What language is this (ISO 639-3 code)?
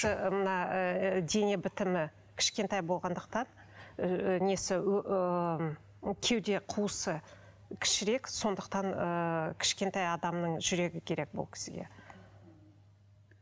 kaz